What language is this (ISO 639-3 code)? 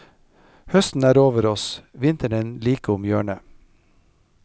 nor